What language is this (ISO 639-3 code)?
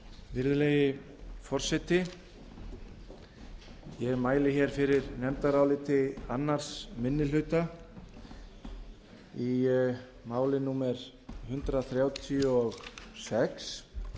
isl